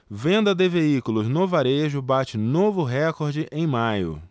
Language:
Portuguese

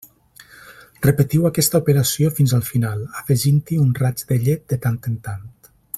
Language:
Catalan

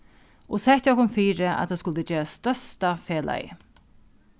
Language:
Faroese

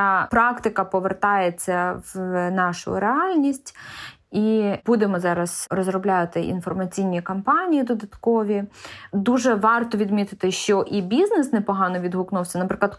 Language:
Ukrainian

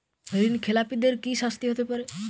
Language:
Bangla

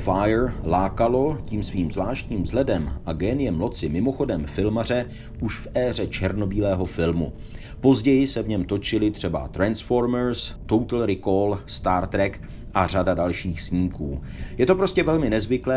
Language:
Czech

